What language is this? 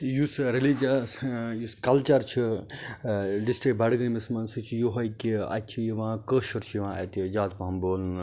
Kashmiri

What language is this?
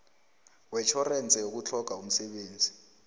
South Ndebele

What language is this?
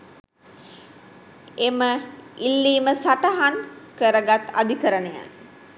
Sinhala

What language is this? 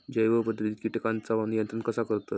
Marathi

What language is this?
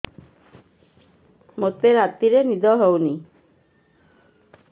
Odia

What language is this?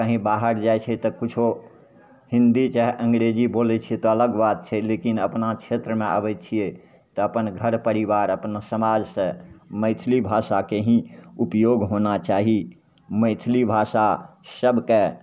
Maithili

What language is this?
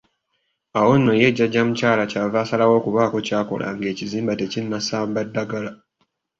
Ganda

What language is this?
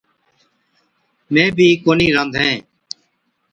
Od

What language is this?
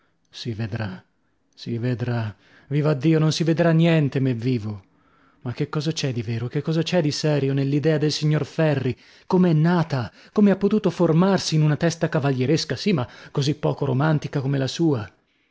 Italian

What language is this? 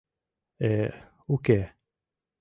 Mari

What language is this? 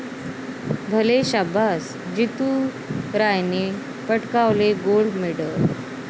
Marathi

